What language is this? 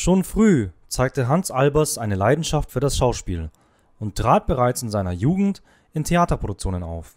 German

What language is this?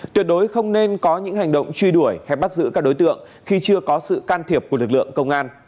Vietnamese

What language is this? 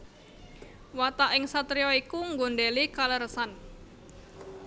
Javanese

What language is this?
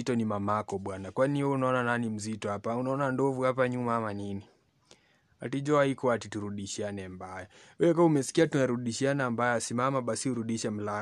Swahili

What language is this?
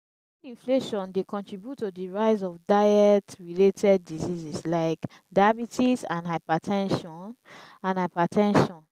Nigerian Pidgin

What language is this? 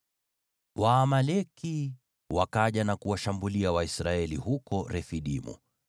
Swahili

